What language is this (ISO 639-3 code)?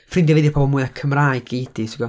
cym